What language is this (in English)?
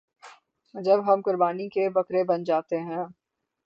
Urdu